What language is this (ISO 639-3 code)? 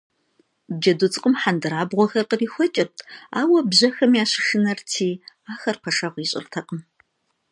kbd